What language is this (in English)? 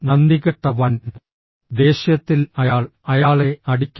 Malayalam